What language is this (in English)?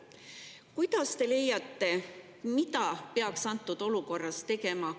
Estonian